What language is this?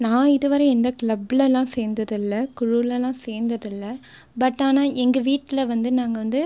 Tamil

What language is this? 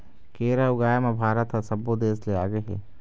Chhattisgarhi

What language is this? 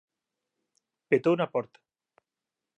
Galician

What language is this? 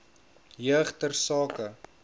Afrikaans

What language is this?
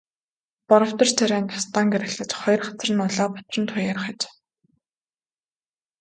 Mongolian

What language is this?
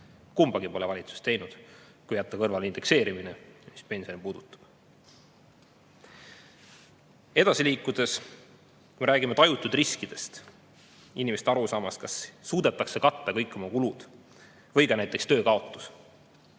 Estonian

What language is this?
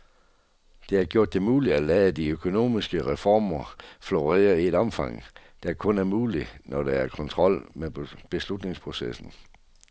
Danish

